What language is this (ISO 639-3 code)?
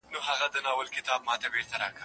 pus